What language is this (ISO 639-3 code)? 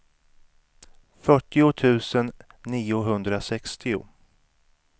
swe